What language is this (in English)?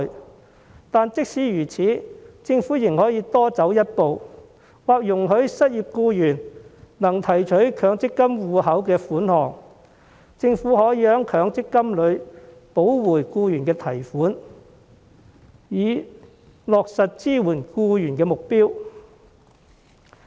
Cantonese